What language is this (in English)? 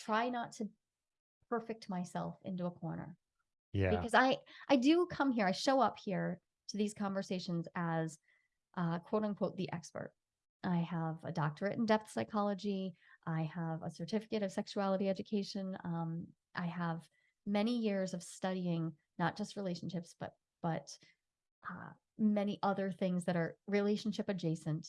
English